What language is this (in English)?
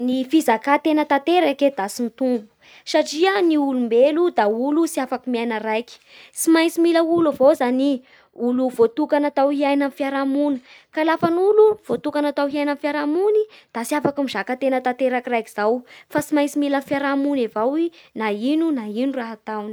Bara Malagasy